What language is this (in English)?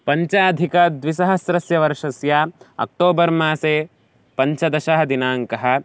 Sanskrit